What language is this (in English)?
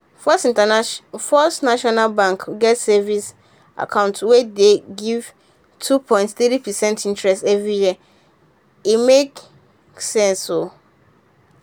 Nigerian Pidgin